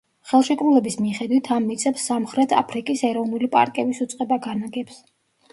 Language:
Georgian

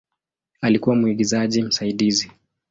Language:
Swahili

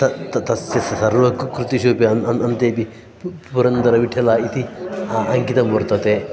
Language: Sanskrit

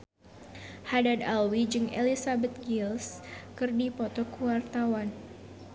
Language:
Sundanese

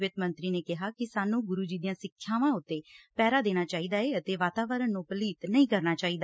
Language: Punjabi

